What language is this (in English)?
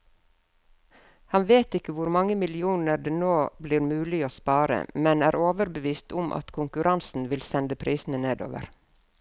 Norwegian